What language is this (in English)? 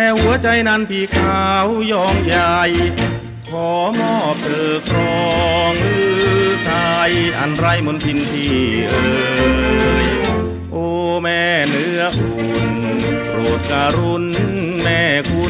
Thai